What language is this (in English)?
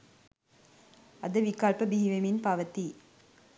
Sinhala